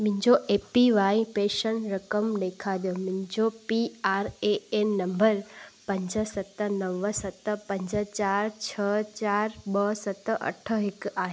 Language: Sindhi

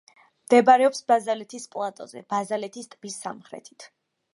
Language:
Georgian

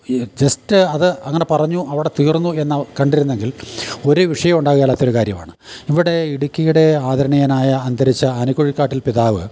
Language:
Malayalam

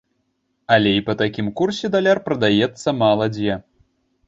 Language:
Belarusian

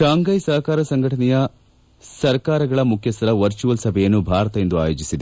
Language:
Kannada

